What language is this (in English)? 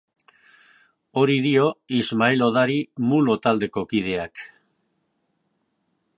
Basque